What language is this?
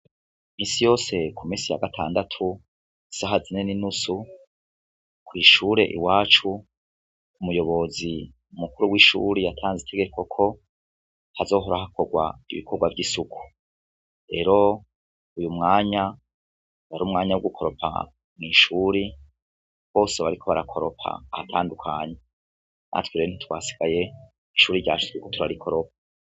Rundi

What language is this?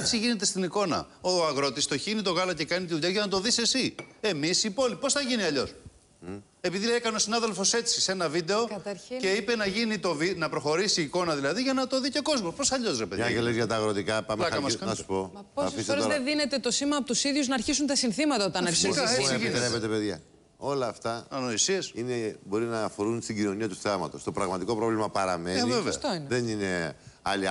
Greek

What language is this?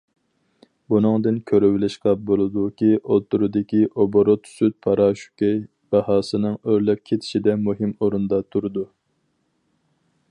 Uyghur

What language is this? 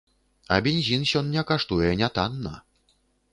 Belarusian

